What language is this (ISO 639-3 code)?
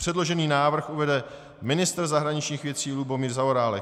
ces